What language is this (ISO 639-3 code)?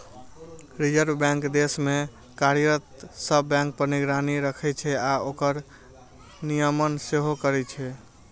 mai